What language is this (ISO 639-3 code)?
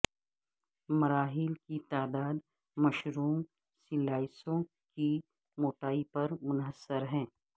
urd